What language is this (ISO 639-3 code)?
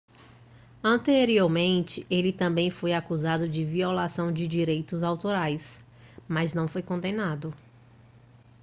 por